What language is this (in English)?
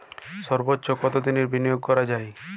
Bangla